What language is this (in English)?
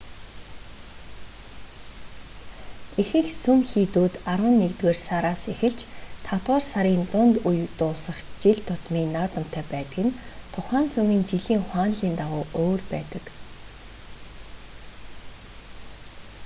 Mongolian